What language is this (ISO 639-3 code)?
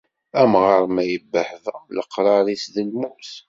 kab